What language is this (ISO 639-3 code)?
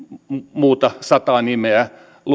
fin